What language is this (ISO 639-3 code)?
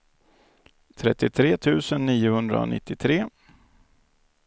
swe